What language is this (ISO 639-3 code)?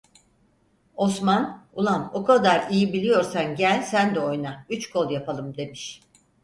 tur